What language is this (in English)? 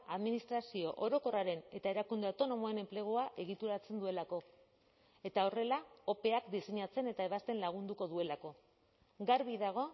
Basque